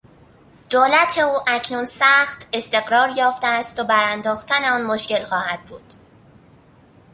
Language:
Persian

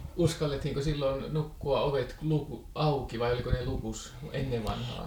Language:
Finnish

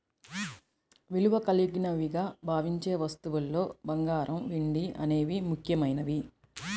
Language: Telugu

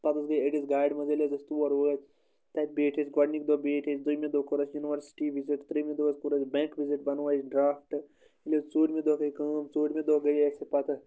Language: Kashmiri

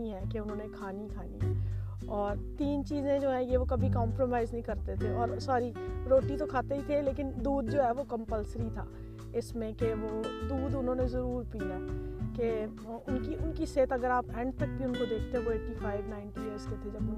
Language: Urdu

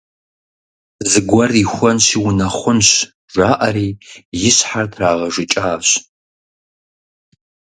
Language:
Kabardian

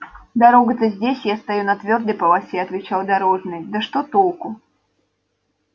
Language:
Russian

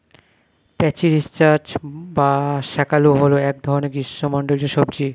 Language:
Bangla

